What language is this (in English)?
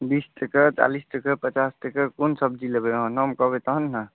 Maithili